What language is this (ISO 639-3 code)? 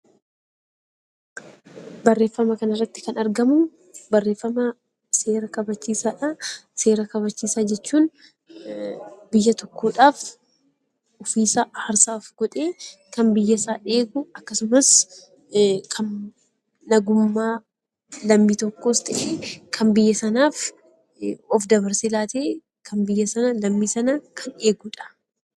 orm